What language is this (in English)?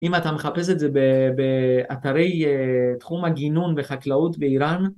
Hebrew